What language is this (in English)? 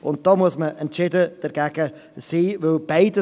Swiss German